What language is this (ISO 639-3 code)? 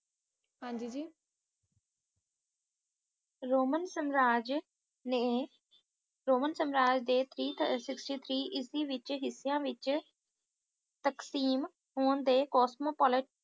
pan